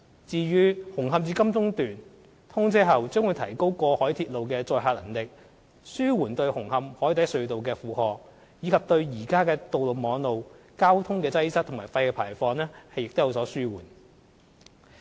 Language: Cantonese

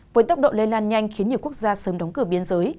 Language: Vietnamese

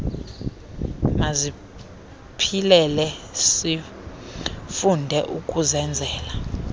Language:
Xhosa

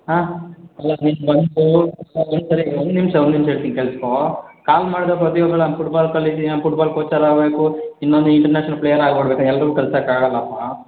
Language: Kannada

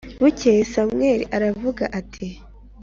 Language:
Kinyarwanda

